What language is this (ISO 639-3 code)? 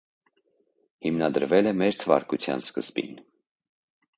hye